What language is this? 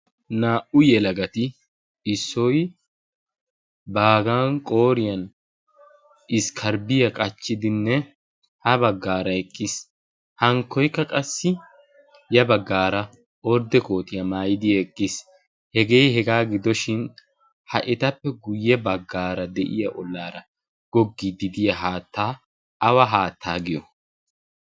Wolaytta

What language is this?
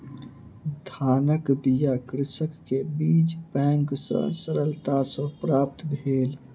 Maithili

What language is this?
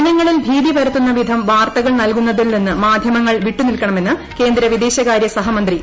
Malayalam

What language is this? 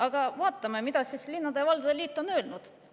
Estonian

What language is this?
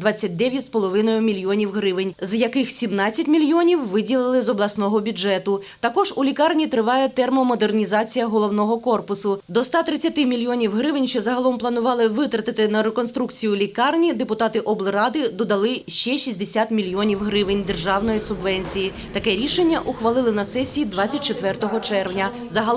Ukrainian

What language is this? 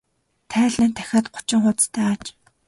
Mongolian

